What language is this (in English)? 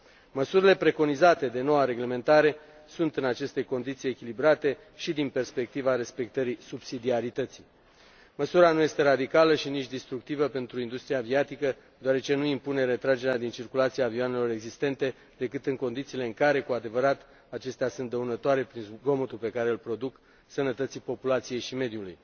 Romanian